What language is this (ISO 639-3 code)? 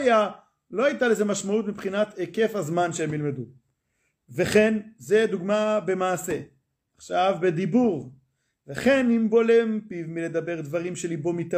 heb